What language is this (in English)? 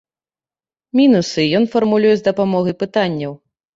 Belarusian